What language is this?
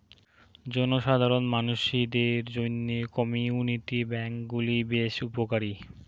Bangla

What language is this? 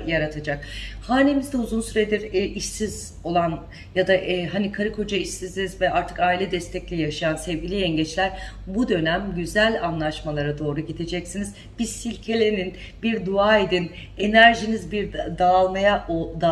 Turkish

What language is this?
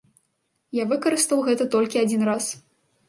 Belarusian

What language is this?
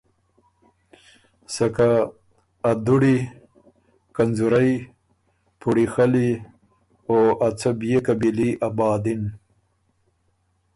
Ormuri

